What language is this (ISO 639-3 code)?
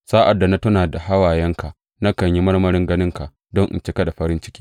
hau